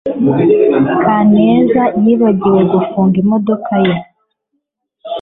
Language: Kinyarwanda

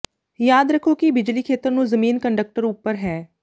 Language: Punjabi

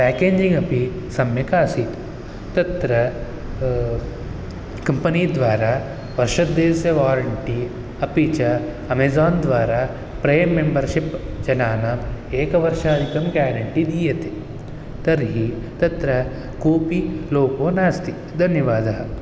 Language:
Sanskrit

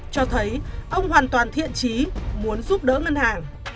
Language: Vietnamese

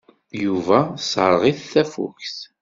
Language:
Kabyle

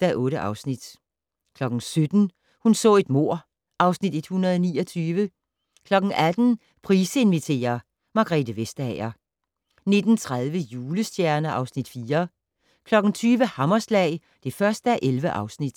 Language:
Danish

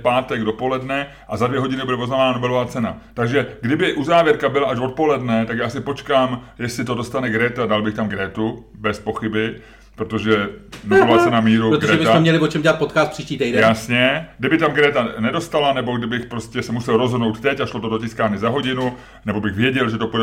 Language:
Czech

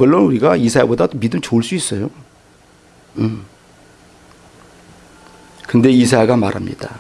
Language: Korean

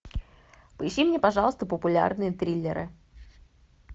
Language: Russian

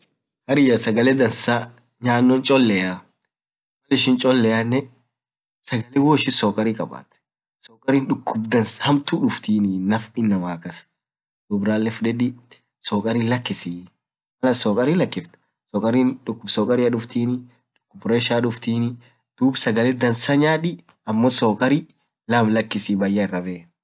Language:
Orma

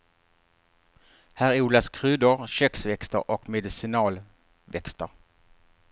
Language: Swedish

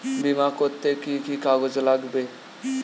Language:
Bangla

